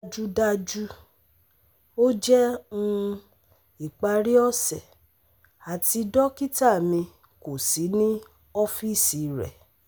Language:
Yoruba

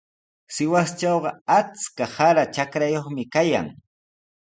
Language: Sihuas Ancash Quechua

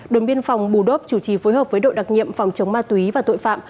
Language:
Vietnamese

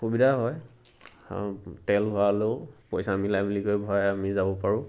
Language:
Assamese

